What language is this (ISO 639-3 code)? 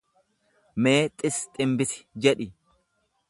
orm